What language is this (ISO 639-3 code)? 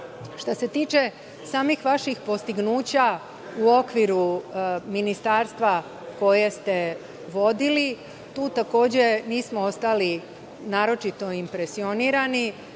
srp